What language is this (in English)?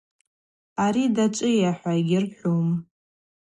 Abaza